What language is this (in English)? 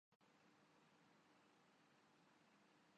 Urdu